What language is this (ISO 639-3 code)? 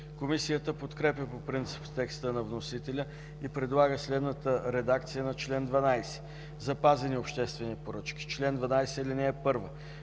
bul